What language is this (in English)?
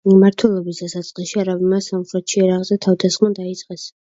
Georgian